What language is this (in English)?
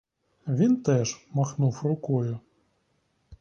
Ukrainian